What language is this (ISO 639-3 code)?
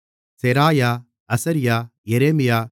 tam